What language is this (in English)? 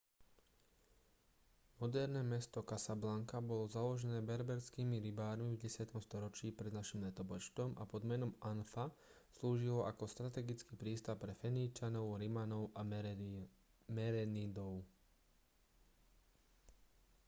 Slovak